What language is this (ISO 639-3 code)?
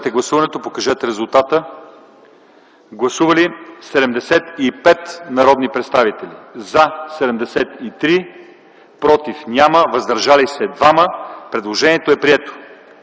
bul